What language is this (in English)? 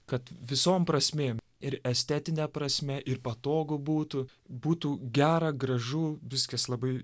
Lithuanian